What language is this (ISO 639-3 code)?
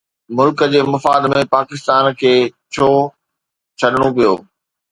snd